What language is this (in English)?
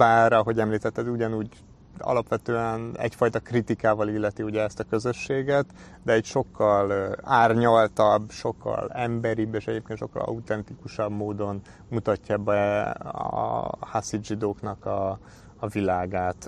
Hungarian